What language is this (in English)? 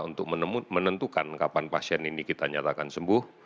Indonesian